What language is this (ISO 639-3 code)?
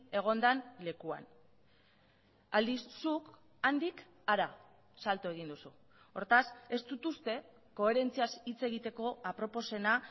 eus